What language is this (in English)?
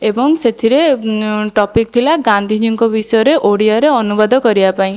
Odia